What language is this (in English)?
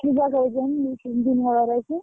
Odia